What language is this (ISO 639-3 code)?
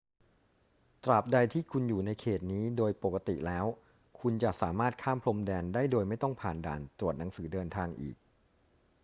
tha